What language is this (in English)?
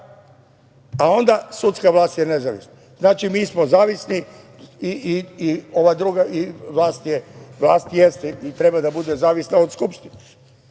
Serbian